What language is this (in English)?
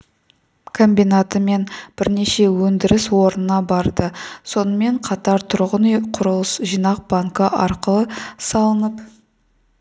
Kazakh